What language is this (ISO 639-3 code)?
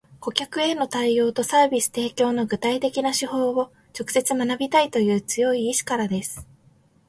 jpn